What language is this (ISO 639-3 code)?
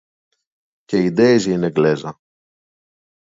ell